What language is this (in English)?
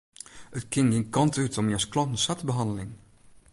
Western Frisian